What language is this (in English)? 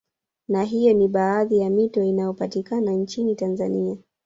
Swahili